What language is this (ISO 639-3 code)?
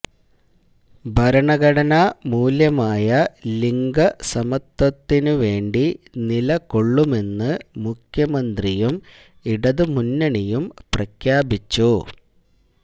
mal